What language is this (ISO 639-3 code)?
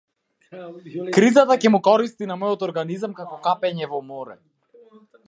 mkd